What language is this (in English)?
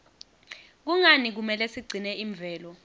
Swati